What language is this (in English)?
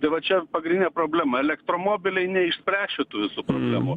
Lithuanian